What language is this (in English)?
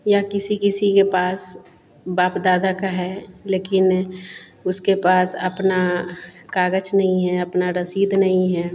Hindi